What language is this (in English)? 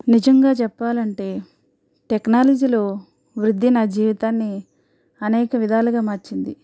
Telugu